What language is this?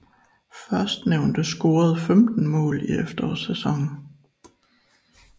Danish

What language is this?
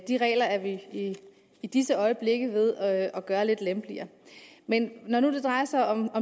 Danish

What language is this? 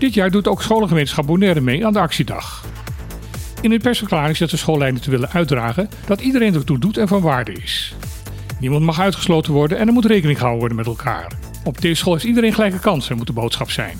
Dutch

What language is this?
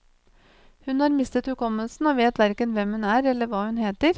Norwegian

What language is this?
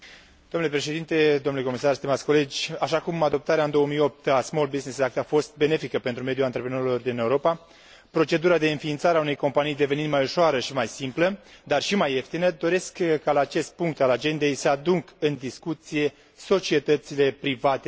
Romanian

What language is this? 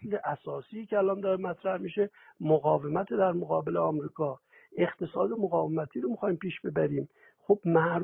Persian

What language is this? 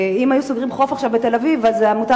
Hebrew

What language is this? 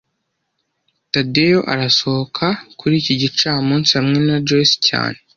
Kinyarwanda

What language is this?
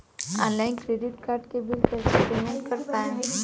Bhojpuri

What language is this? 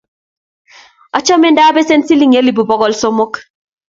Kalenjin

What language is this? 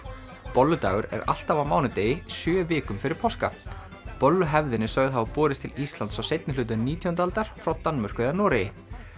Icelandic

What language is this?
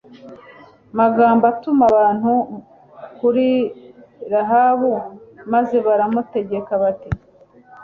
Kinyarwanda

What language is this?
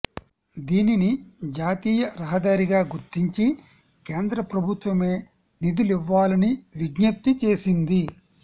Telugu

